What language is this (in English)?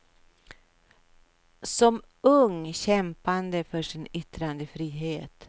Swedish